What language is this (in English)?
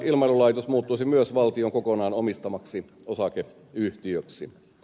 Finnish